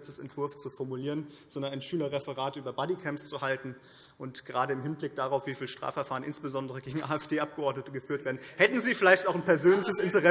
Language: German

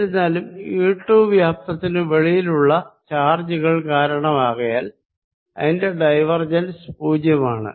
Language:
Malayalam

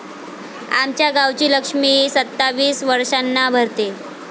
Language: Marathi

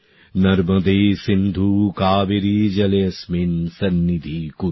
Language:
Bangla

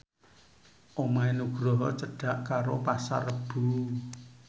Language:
Javanese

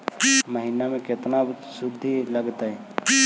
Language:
Magahi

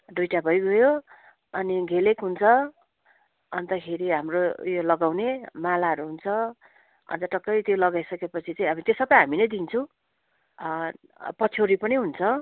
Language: Nepali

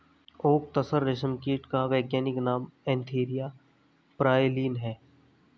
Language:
Hindi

